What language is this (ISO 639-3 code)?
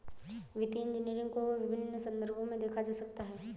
hin